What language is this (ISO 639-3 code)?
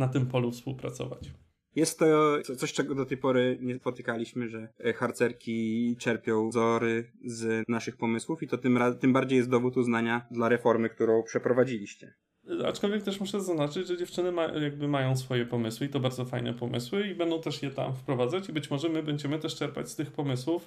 pol